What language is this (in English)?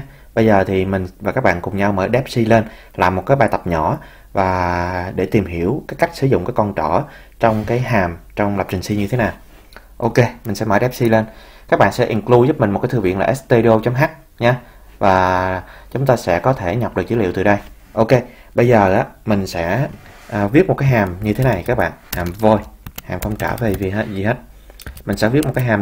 Vietnamese